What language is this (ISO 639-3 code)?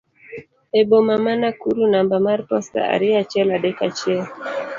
luo